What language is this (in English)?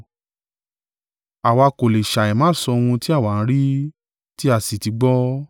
Yoruba